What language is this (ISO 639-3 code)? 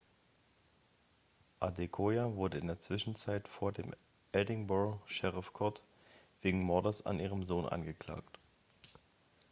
deu